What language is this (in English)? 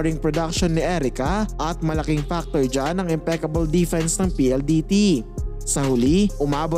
Filipino